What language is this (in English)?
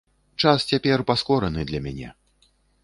Belarusian